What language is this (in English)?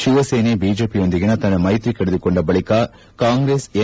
Kannada